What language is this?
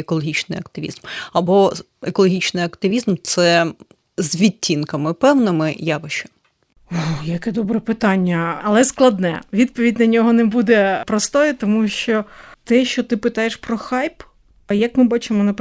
Ukrainian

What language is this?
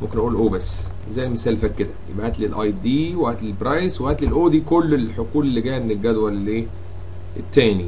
Arabic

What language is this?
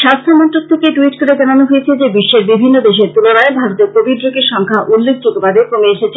Bangla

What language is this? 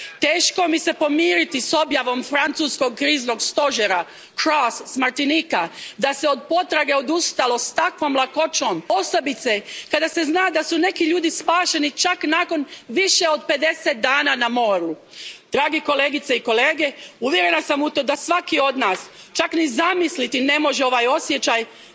Croatian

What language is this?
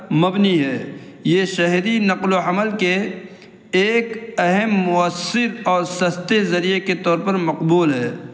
Urdu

